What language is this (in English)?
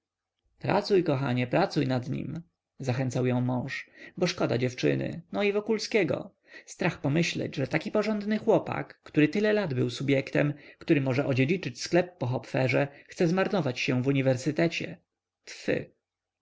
Polish